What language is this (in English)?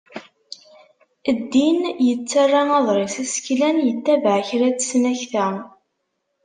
Kabyle